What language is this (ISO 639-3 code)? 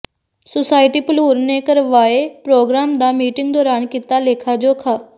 pan